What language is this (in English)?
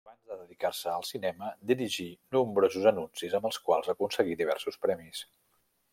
Catalan